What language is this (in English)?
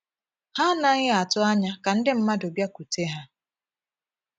Igbo